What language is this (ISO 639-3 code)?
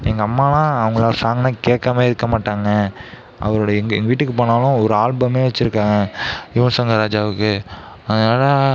tam